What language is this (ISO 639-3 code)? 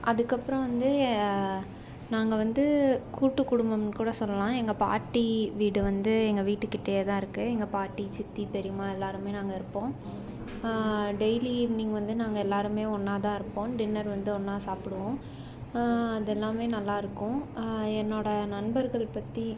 tam